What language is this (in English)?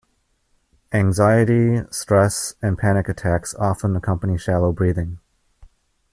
English